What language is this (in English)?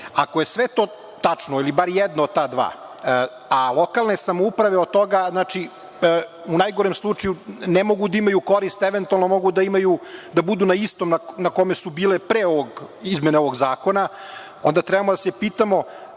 Serbian